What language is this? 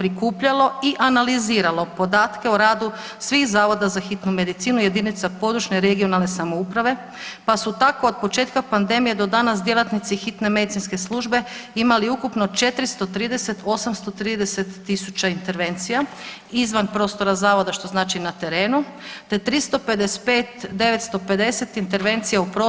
Croatian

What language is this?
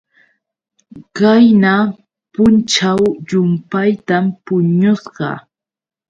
Yauyos Quechua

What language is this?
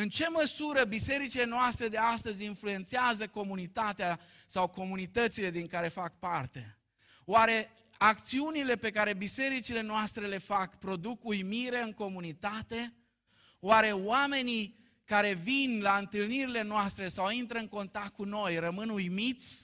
Romanian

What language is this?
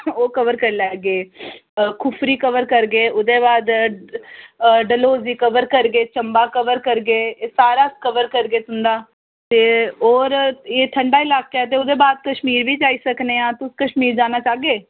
Dogri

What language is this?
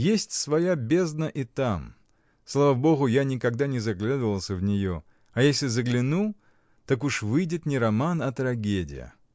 Russian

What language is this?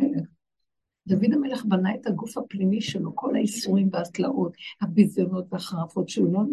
Hebrew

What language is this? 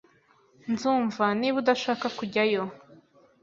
Kinyarwanda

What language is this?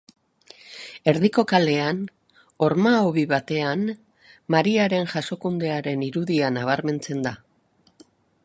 Basque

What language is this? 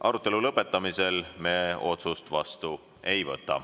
Estonian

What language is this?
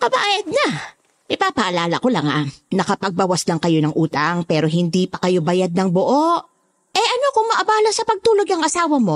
Filipino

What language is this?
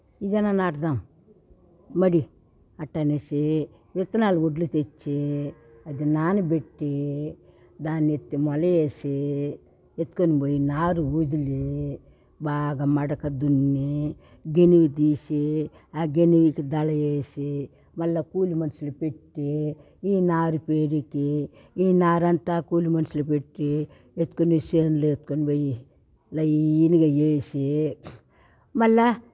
Telugu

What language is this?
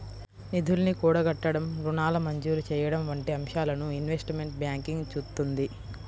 Telugu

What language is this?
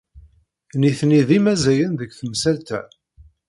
Kabyle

